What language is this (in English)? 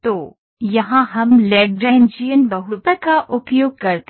Hindi